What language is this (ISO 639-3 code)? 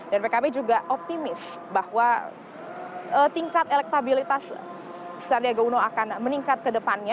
ind